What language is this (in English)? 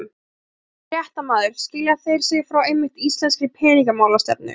Icelandic